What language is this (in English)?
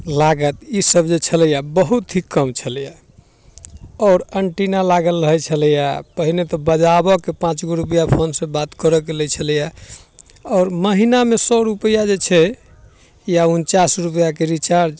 Maithili